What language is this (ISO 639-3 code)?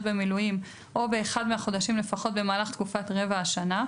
heb